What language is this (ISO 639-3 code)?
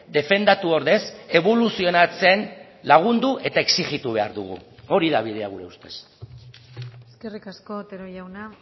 eus